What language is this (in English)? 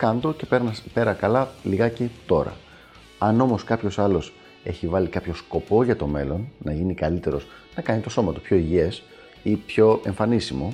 Greek